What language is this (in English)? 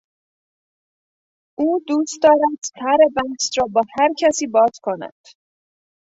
Persian